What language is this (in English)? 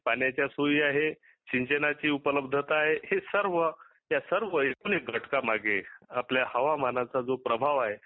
Marathi